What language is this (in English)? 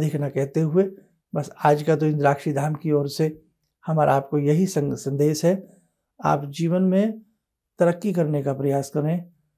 Hindi